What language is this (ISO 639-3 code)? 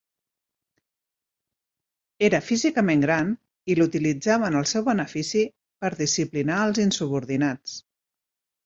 cat